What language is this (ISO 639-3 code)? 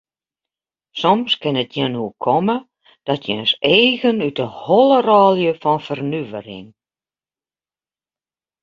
fry